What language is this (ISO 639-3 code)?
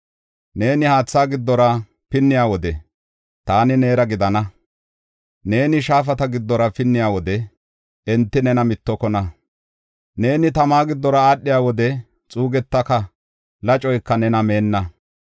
gof